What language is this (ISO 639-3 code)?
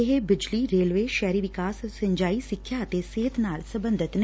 pan